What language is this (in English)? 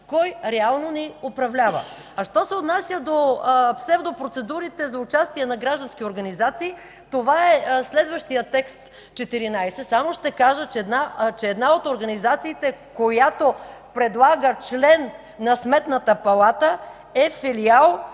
Bulgarian